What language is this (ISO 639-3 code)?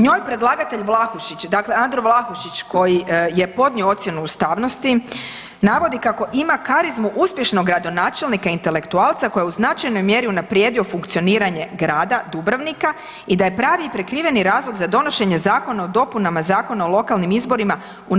hrv